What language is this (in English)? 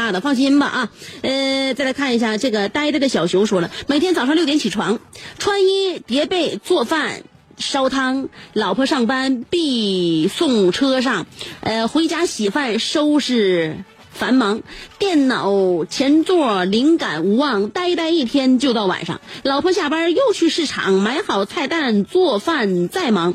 Chinese